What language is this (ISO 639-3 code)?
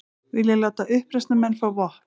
isl